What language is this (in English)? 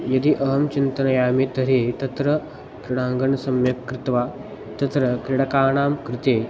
Sanskrit